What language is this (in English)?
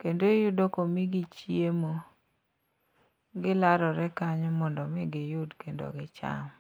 Luo (Kenya and Tanzania)